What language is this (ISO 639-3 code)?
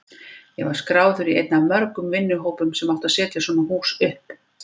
isl